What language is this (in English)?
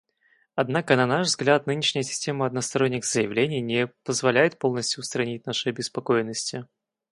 Russian